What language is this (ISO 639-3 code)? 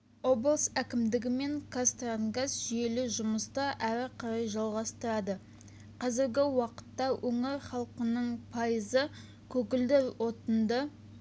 kaz